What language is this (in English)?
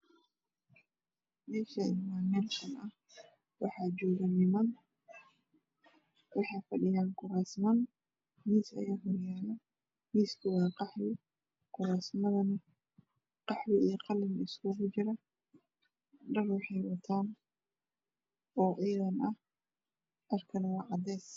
Somali